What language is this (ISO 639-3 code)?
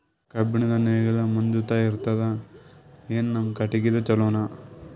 kan